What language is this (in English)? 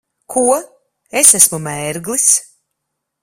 Latvian